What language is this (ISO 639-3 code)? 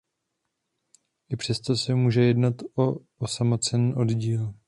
ces